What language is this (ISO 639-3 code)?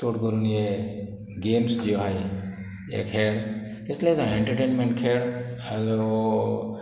kok